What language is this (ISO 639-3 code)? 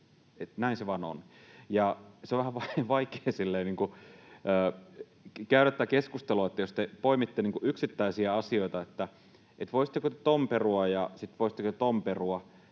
fin